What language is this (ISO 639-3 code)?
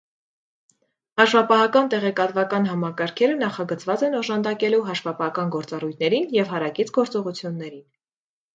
hye